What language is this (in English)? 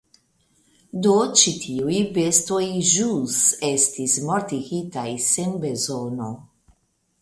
Esperanto